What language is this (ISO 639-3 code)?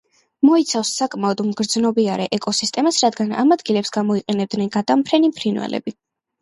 kat